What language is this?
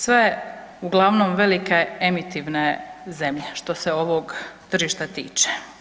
Croatian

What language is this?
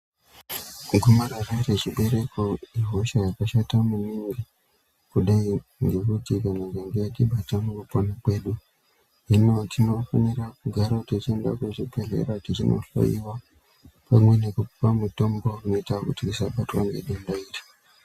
Ndau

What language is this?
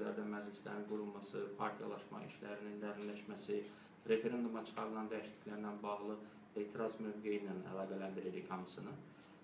Turkish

